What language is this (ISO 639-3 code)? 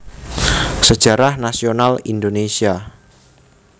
jav